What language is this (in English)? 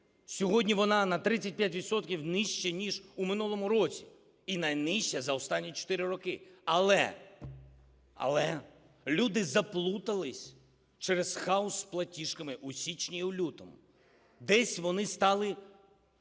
Ukrainian